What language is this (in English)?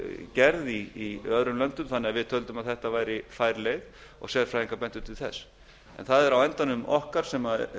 Icelandic